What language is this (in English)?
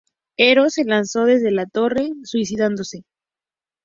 Spanish